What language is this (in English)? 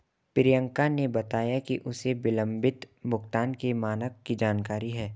Hindi